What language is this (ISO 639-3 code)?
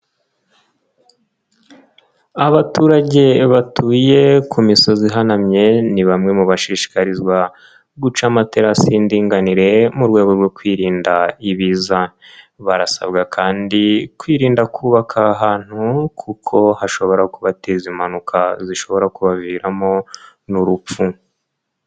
kin